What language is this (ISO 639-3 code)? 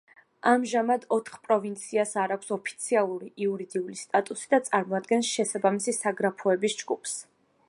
kat